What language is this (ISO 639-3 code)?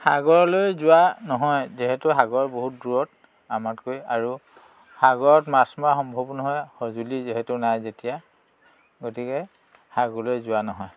asm